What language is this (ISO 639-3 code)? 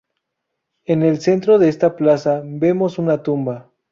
spa